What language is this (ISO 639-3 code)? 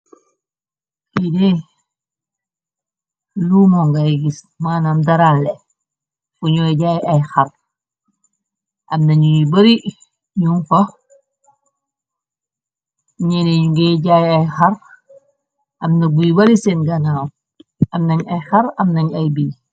wol